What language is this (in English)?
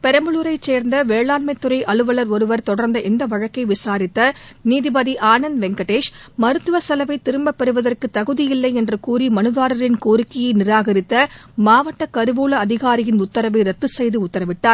Tamil